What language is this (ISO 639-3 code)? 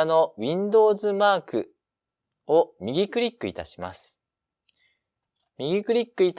jpn